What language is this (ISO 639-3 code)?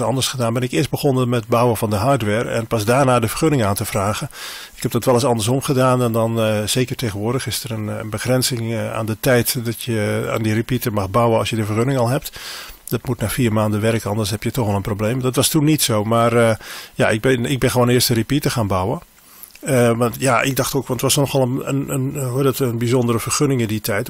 nld